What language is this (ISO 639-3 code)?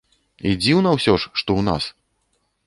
bel